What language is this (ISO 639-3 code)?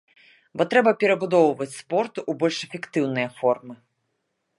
bel